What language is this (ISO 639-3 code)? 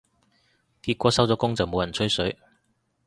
yue